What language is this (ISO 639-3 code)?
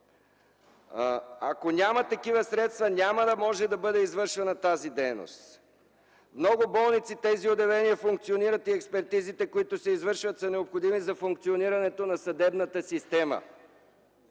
bul